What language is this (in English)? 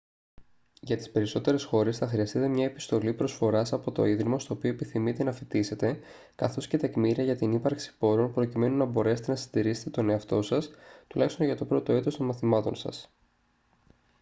Greek